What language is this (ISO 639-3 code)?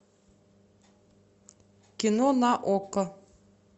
rus